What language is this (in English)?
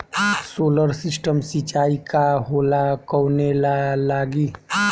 Bhojpuri